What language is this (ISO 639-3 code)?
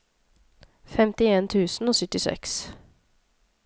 nor